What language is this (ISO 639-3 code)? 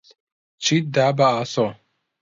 ckb